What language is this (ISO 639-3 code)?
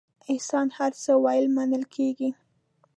pus